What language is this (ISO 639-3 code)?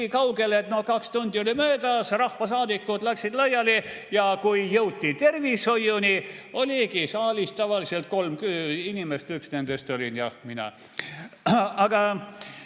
est